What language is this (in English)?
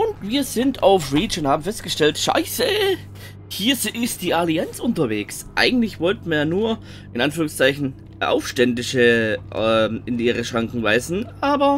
German